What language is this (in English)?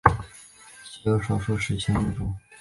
Chinese